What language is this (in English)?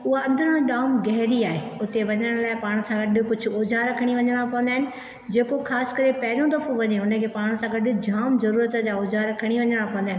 Sindhi